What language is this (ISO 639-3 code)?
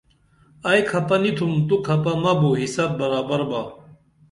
dml